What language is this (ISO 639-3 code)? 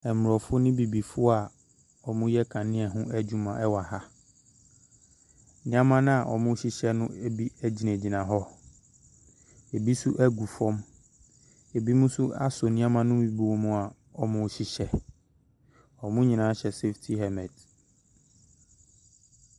aka